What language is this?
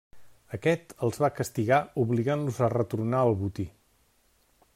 Catalan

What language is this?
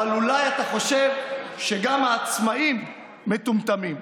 Hebrew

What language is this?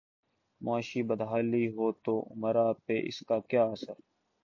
Urdu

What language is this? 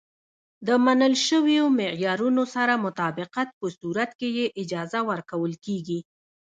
Pashto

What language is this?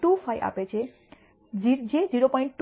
Gujarati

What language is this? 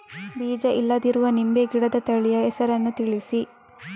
Kannada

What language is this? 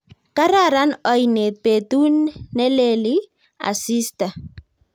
Kalenjin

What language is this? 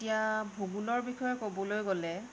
Assamese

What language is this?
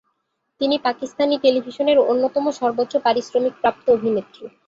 Bangla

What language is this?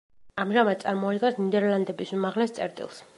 Georgian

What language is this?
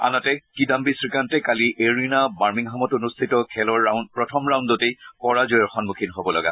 Assamese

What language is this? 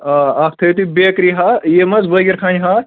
Kashmiri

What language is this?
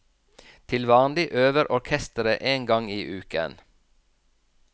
Norwegian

